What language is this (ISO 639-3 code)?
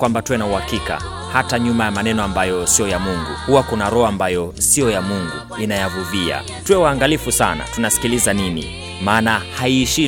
swa